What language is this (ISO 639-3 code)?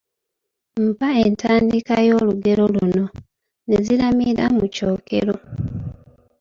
lug